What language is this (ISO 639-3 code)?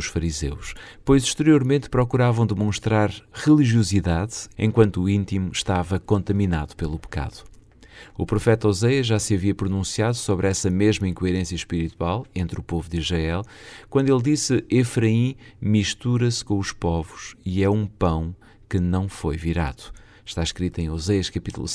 por